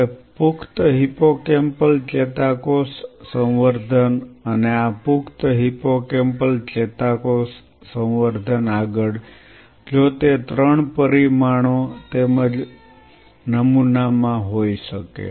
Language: Gujarati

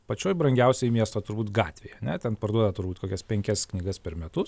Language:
Lithuanian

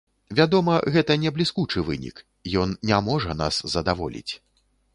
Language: Belarusian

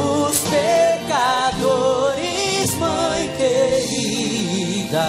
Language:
Portuguese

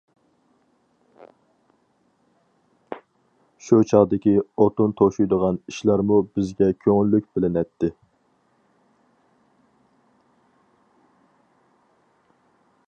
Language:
Uyghur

